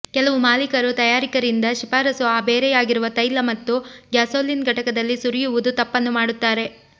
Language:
Kannada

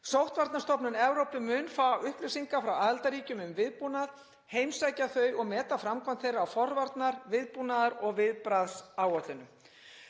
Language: Icelandic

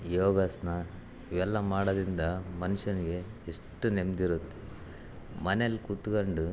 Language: Kannada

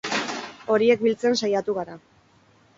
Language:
Basque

